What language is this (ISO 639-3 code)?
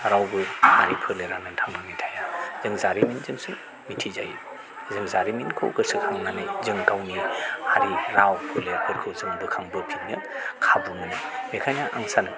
brx